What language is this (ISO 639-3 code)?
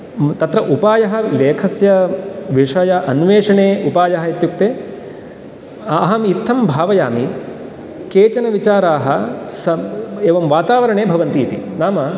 san